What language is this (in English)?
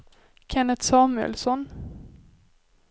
Swedish